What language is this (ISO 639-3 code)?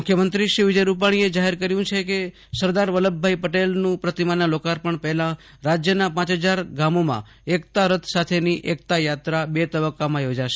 guj